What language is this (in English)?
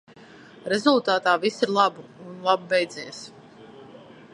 Latvian